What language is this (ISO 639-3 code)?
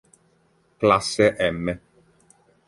ita